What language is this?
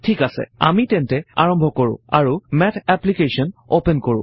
Assamese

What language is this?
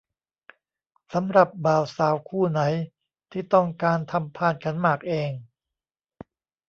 Thai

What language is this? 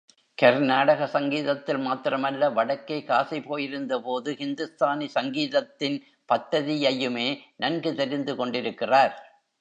Tamil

